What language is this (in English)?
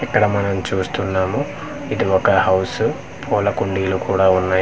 Telugu